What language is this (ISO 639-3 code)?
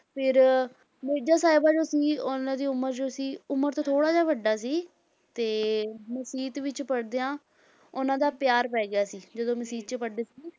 pan